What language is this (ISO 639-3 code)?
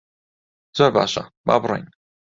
ckb